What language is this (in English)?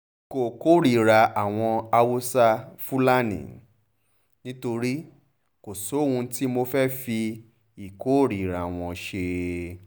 Yoruba